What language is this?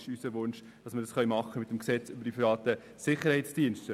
Swiss German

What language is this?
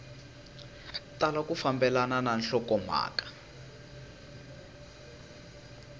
Tsonga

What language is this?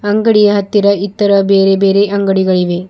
Kannada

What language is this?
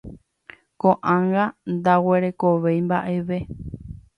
Guarani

